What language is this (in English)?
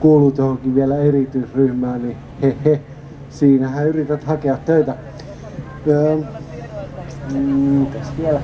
Finnish